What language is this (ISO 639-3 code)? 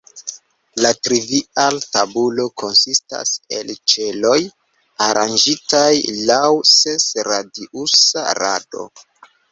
epo